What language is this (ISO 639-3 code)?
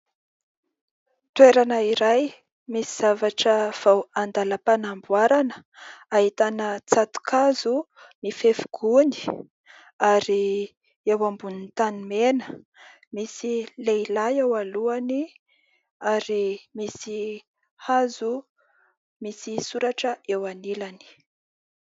mlg